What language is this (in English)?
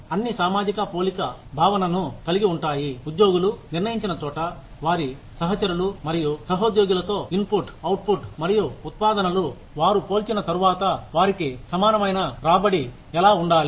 Telugu